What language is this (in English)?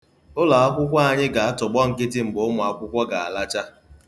Igbo